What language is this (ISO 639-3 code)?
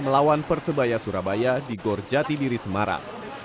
ind